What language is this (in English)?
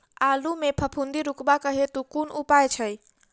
Maithili